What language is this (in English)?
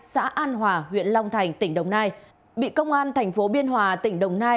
Vietnamese